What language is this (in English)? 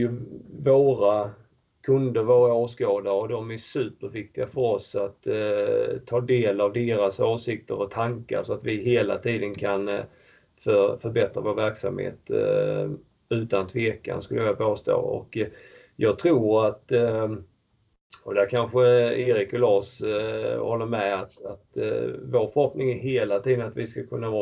Swedish